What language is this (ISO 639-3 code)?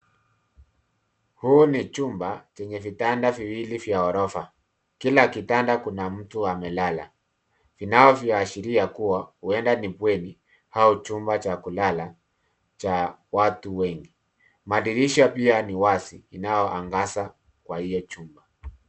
swa